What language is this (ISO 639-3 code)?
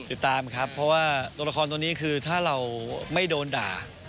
tha